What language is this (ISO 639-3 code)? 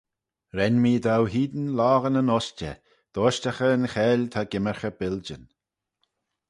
glv